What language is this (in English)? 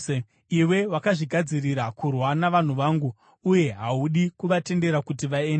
Shona